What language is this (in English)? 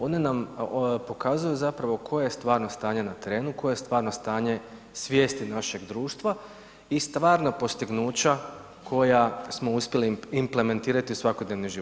Croatian